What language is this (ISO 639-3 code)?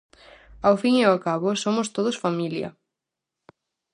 glg